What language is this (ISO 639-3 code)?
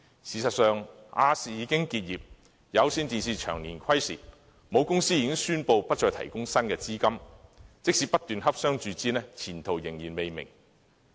yue